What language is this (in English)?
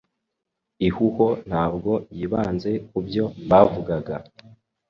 Kinyarwanda